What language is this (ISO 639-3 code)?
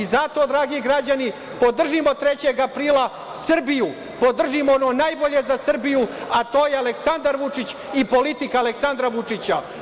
srp